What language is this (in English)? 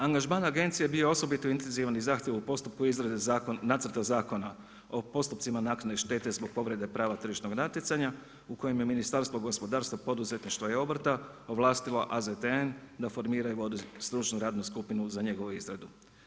Croatian